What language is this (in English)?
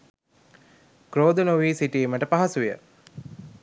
Sinhala